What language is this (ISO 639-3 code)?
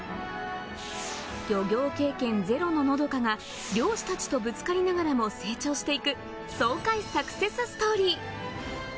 jpn